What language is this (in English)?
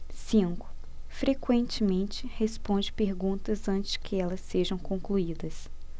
Portuguese